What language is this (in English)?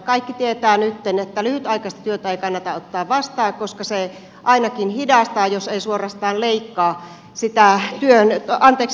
Finnish